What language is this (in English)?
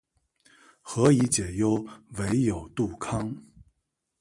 Chinese